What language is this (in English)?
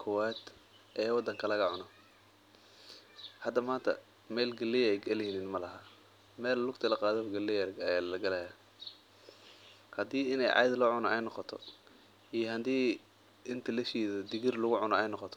Somali